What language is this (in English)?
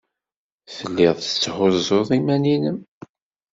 Kabyle